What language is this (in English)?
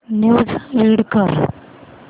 Marathi